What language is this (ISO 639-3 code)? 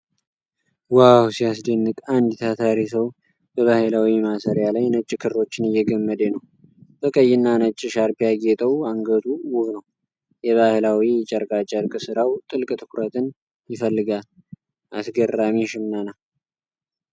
amh